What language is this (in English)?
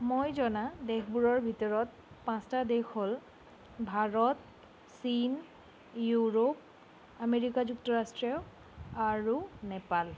Assamese